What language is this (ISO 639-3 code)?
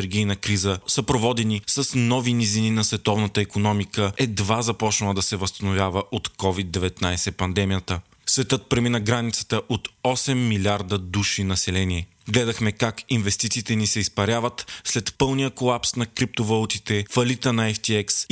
bul